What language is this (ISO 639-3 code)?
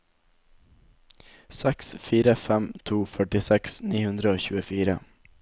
nor